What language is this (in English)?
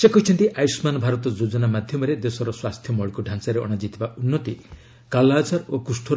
Odia